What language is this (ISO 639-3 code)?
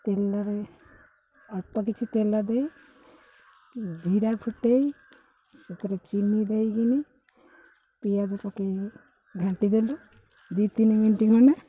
ori